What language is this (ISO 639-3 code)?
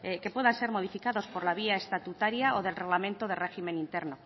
spa